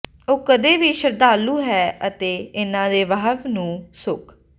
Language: Punjabi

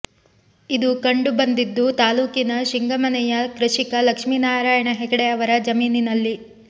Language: Kannada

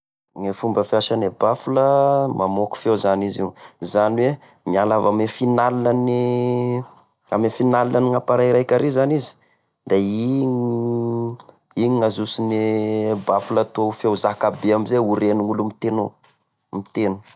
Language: Tesaka Malagasy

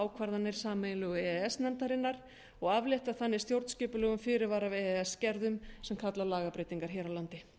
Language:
Icelandic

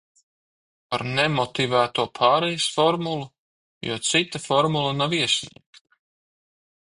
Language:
Latvian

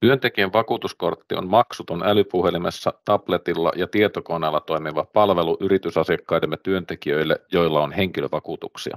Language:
Finnish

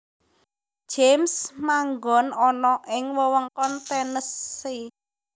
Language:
Javanese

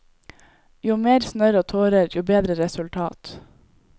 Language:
Norwegian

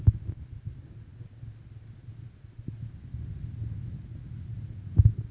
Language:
Telugu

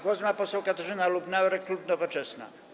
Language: Polish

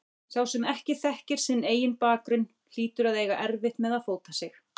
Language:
Icelandic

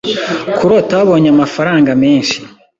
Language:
Kinyarwanda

